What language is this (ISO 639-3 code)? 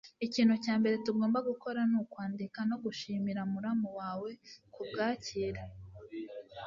kin